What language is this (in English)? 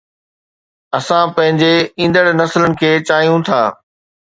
Sindhi